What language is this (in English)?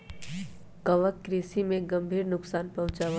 Magahi